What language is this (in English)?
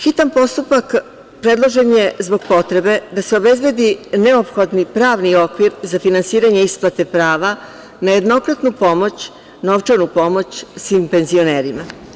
Serbian